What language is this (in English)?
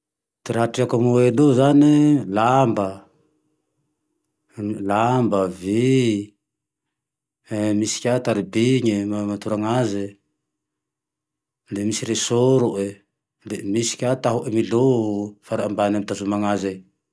Tandroy-Mahafaly Malagasy